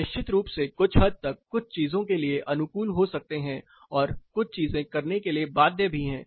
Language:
Hindi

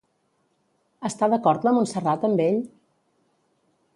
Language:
Catalan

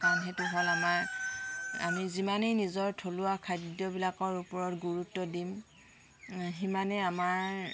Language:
Assamese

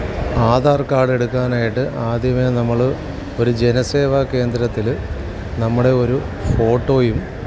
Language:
Malayalam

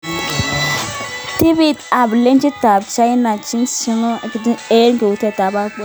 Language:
Kalenjin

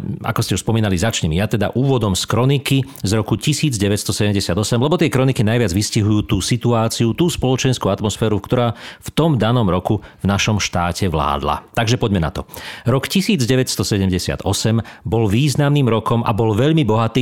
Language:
Slovak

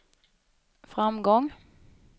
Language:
Swedish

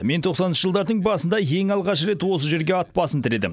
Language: Kazakh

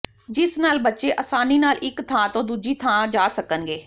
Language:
Punjabi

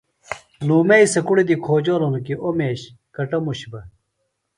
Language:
Phalura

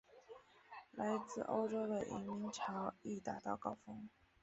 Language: Chinese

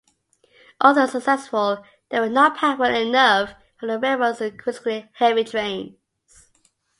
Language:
English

